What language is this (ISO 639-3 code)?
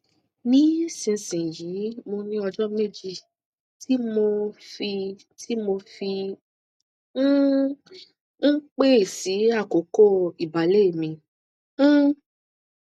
yor